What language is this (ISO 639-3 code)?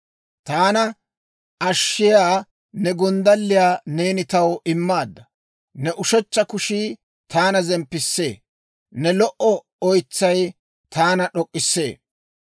dwr